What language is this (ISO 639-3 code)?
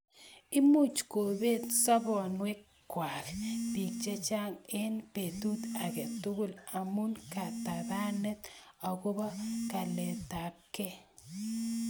kln